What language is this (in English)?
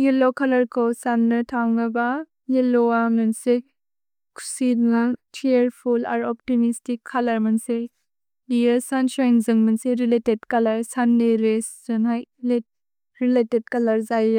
Bodo